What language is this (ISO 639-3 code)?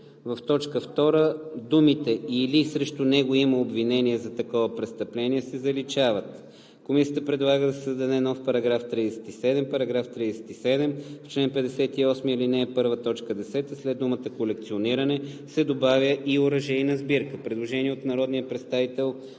bul